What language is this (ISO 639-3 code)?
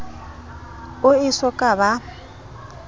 sot